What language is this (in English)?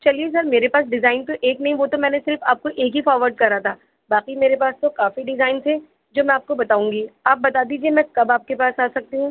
Urdu